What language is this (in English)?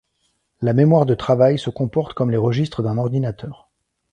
French